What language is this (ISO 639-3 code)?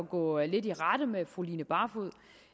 dan